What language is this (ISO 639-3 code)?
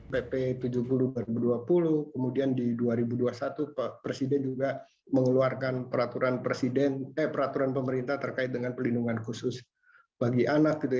ind